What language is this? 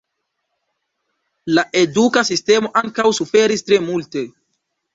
Esperanto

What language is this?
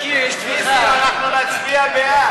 Hebrew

